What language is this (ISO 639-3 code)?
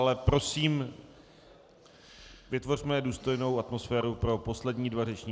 ces